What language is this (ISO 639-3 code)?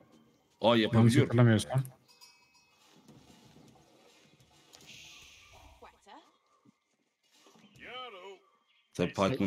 tur